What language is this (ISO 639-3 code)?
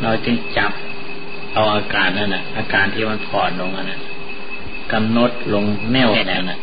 tha